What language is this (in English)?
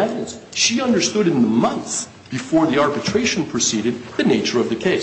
English